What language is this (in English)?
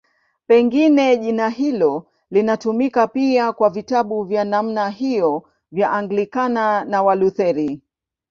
Swahili